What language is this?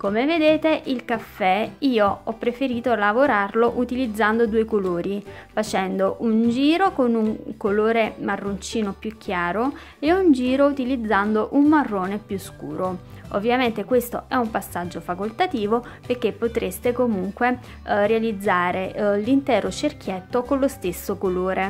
Italian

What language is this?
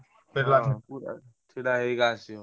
Odia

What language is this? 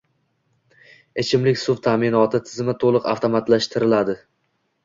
Uzbek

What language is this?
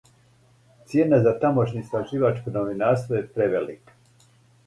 Serbian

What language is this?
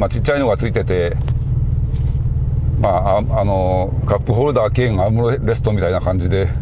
Japanese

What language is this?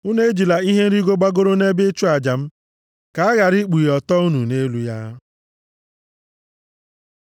Igbo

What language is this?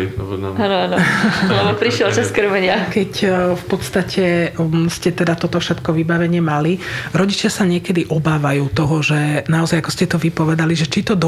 Slovak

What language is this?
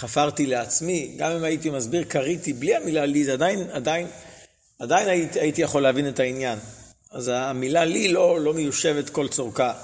Hebrew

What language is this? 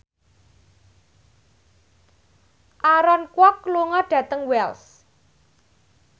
Javanese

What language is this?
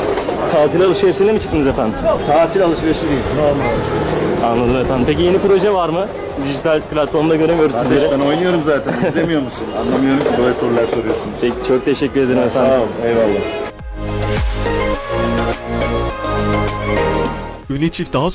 Turkish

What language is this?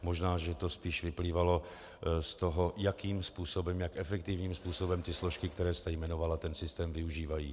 Czech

